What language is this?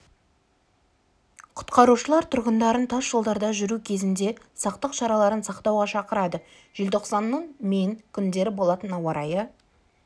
Kazakh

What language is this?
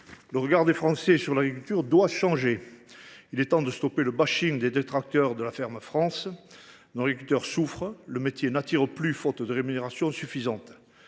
French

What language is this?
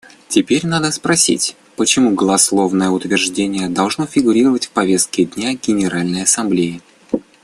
Russian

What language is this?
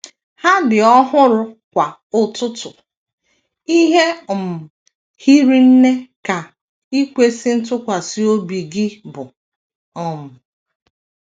Igbo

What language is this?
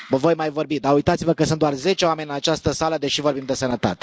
Romanian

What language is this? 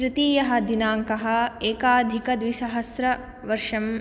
Sanskrit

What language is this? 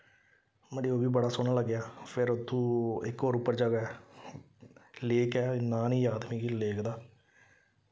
Dogri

